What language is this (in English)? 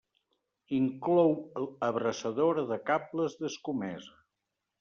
Catalan